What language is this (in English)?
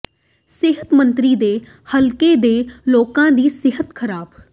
Punjabi